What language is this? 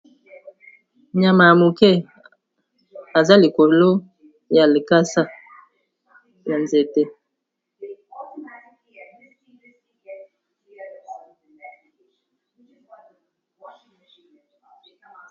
Lingala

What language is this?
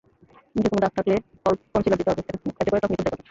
Bangla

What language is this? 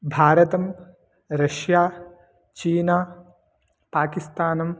Sanskrit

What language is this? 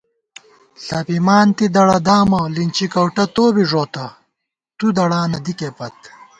Gawar-Bati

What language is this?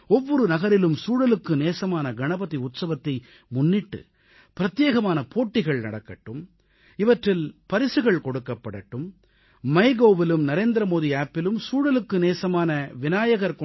Tamil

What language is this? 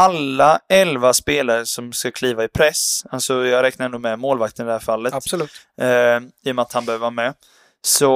Swedish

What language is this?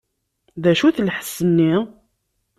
Kabyle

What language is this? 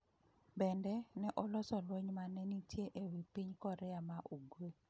Luo (Kenya and Tanzania)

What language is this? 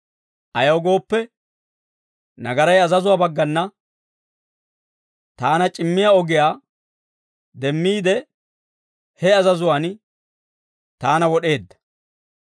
Dawro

